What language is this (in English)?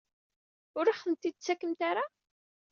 Kabyle